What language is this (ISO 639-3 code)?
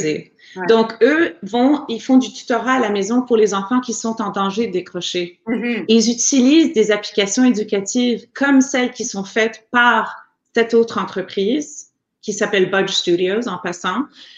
fra